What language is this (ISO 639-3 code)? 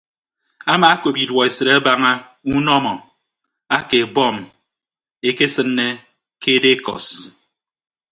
ibb